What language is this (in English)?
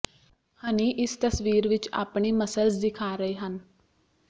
Punjabi